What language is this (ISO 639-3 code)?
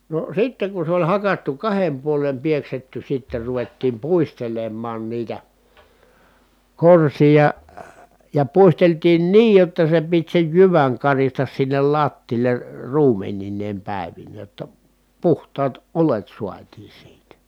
fin